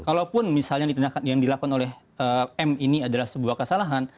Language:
Indonesian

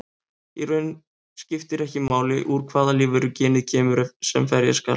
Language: Icelandic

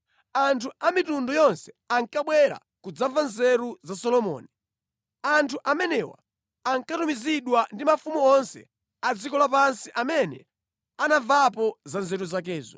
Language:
Nyanja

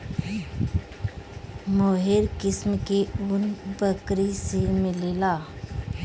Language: Bhojpuri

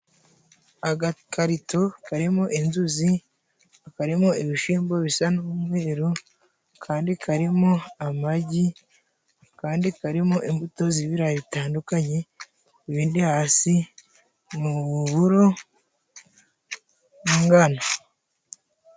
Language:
Kinyarwanda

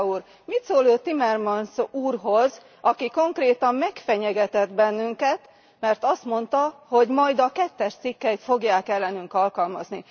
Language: Hungarian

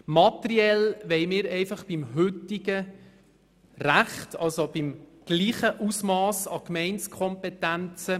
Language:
Swiss German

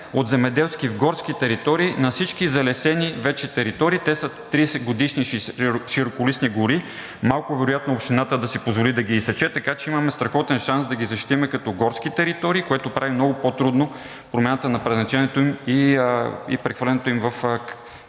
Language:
Bulgarian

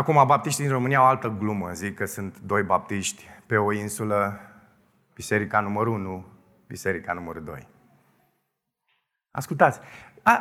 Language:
Romanian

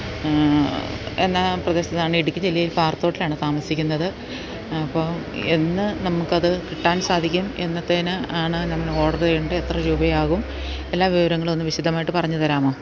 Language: Malayalam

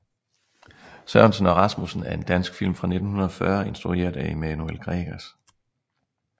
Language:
Danish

